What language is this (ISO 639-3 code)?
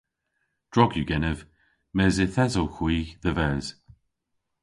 cor